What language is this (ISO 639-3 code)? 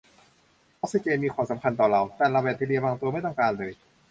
tha